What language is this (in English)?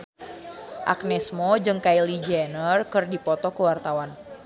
Sundanese